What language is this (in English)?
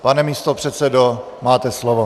Czech